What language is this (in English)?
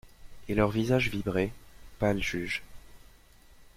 French